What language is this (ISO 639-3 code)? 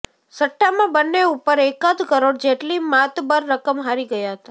guj